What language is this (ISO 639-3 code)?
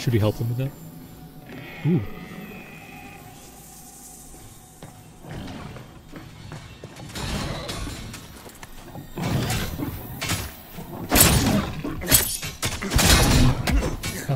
eng